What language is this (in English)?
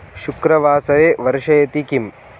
Sanskrit